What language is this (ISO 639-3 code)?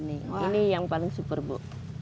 ind